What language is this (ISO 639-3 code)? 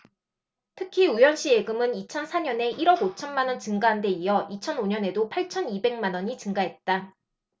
kor